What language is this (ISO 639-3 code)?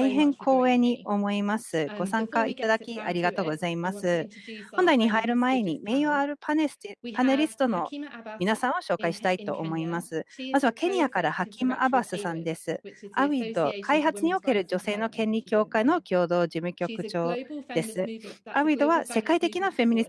jpn